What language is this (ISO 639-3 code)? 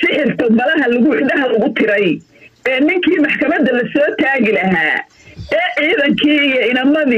ara